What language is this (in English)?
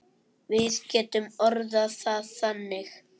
Icelandic